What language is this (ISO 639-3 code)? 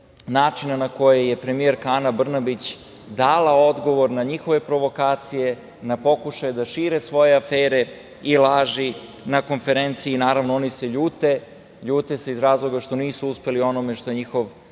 srp